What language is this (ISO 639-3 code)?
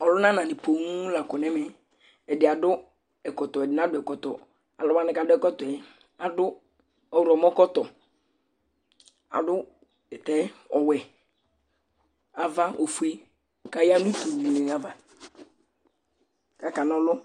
kpo